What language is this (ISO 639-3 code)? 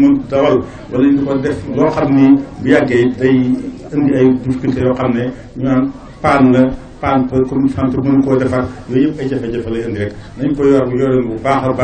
ara